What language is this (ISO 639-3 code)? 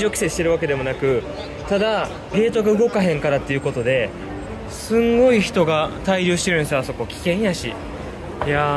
jpn